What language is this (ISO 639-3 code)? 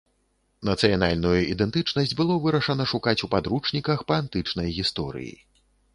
bel